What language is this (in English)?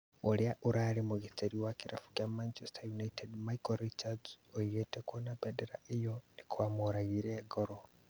Kikuyu